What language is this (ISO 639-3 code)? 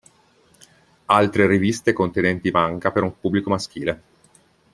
ita